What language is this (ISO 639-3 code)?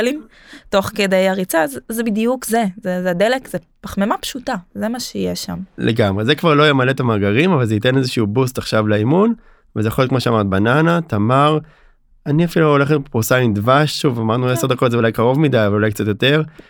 heb